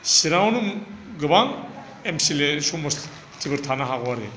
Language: Bodo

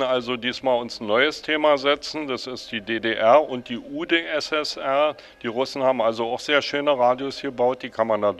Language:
German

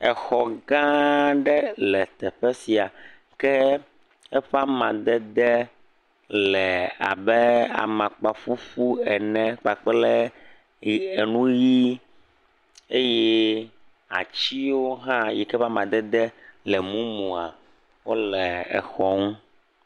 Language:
Ewe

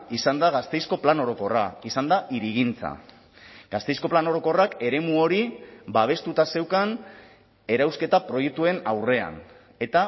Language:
Basque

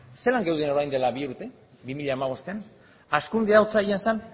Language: Basque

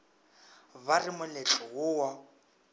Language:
Northern Sotho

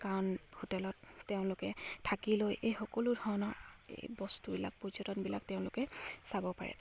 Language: Assamese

